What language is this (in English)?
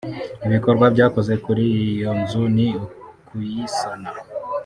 Kinyarwanda